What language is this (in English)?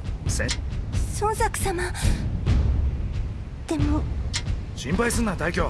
Japanese